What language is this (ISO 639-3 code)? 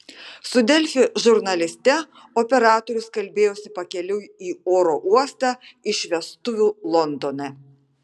lit